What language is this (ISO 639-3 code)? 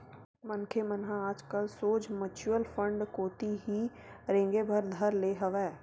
hne